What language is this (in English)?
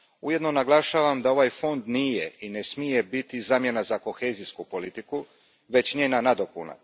Croatian